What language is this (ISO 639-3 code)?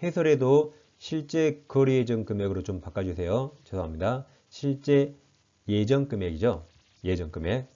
kor